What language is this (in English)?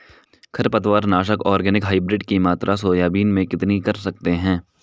Hindi